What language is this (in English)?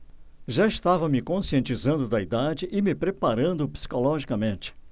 Portuguese